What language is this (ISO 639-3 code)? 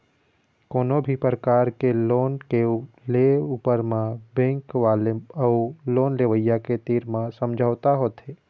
hne